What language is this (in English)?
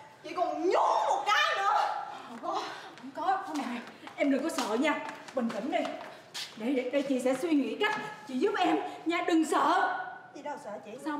Vietnamese